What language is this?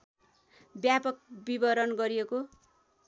Nepali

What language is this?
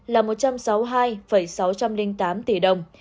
Vietnamese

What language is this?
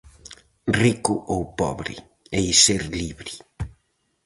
Galician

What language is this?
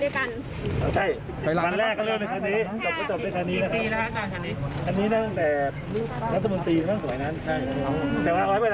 Thai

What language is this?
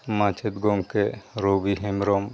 Santali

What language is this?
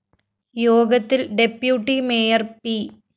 Malayalam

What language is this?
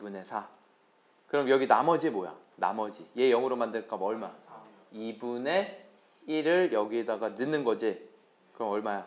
Korean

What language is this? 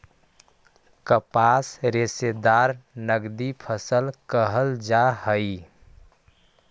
Magahi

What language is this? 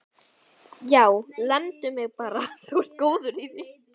Icelandic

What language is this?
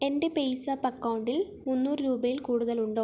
Malayalam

